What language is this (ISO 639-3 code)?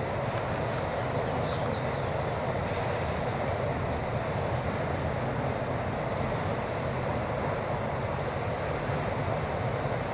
por